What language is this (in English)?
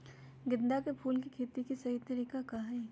Magahi